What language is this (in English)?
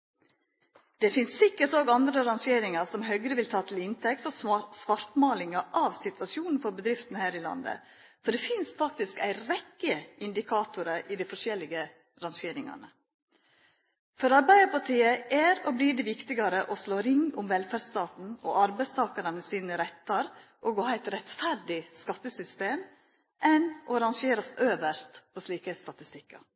Norwegian Nynorsk